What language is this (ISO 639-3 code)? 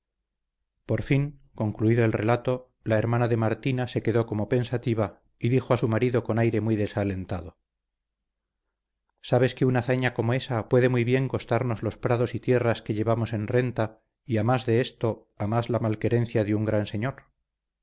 spa